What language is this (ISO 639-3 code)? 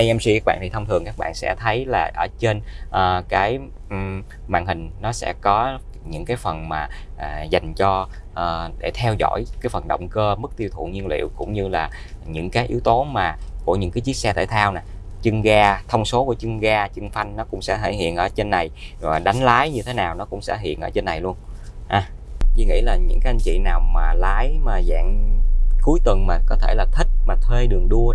vie